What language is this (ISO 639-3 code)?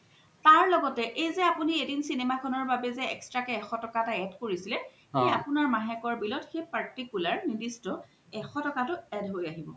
asm